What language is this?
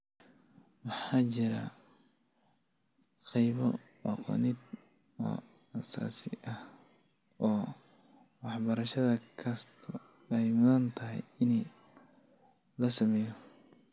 Somali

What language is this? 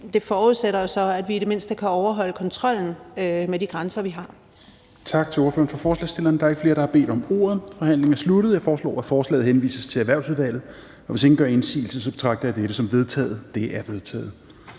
Danish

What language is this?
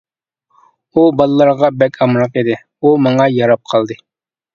Uyghur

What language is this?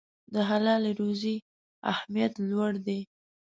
Pashto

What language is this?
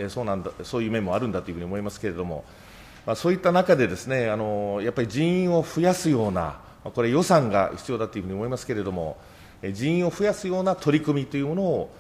Japanese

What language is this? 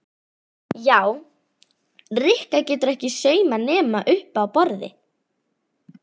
Icelandic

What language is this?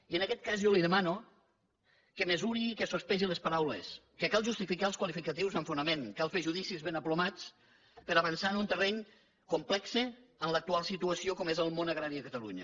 Catalan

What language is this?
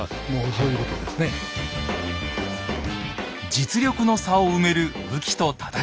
Japanese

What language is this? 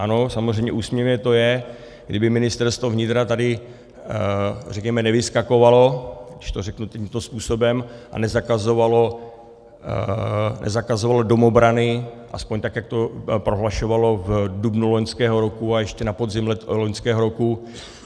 Czech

